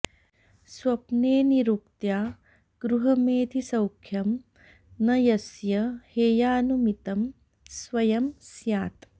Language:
Sanskrit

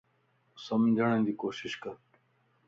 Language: Lasi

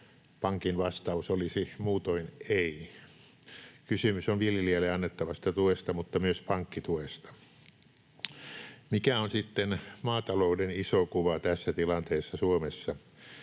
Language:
Finnish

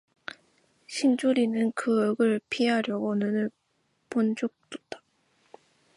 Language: Korean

